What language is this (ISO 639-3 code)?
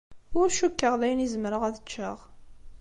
kab